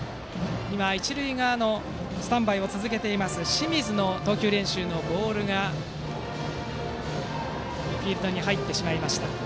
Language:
Japanese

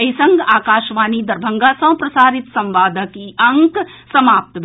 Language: Maithili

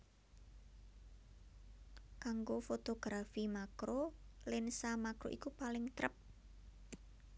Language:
Javanese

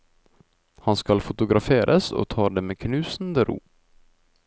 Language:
Norwegian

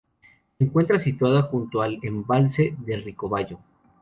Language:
Spanish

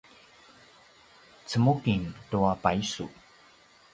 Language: Paiwan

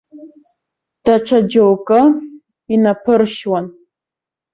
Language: Abkhazian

